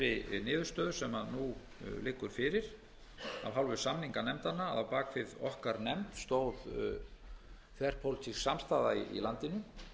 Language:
Icelandic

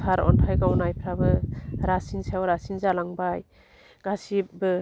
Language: Bodo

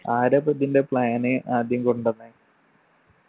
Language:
Malayalam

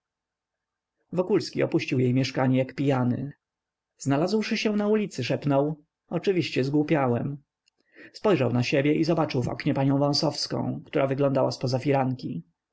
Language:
Polish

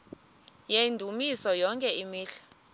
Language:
Xhosa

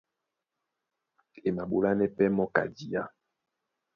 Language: Duala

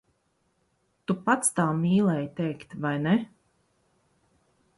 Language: Latvian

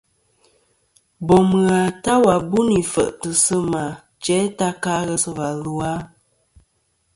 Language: Kom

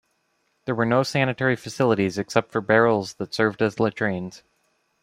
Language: English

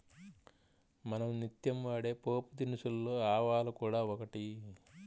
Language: Telugu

